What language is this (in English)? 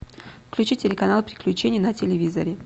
Russian